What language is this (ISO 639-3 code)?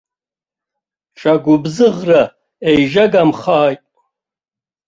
abk